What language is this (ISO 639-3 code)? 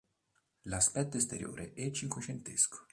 ita